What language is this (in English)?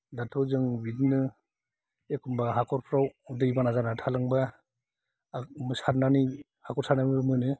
Bodo